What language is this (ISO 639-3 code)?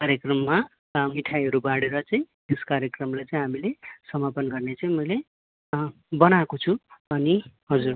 nep